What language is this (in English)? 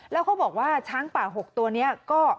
Thai